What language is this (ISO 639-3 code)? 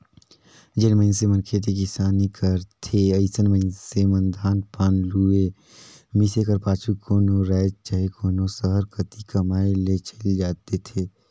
hne